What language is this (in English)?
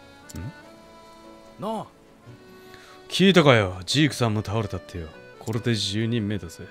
Japanese